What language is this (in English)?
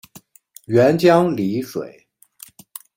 Chinese